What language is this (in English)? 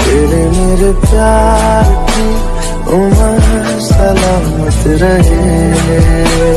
Hindi